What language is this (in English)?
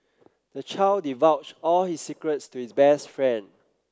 English